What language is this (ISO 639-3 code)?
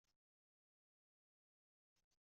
kab